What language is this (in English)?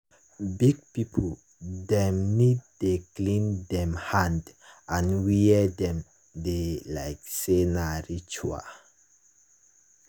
Nigerian Pidgin